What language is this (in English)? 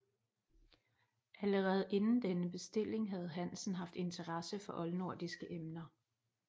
Danish